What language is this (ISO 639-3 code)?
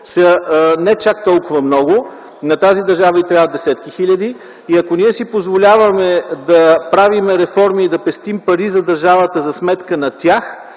bul